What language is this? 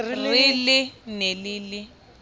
Southern Sotho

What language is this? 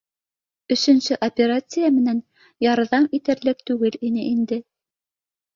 Bashkir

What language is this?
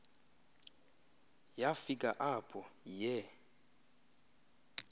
Xhosa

